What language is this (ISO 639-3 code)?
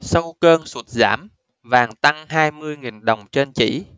vie